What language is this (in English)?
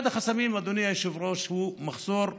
Hebrew